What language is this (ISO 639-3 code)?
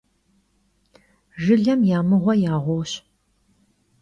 kbd